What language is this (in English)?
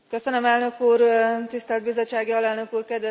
Hungarian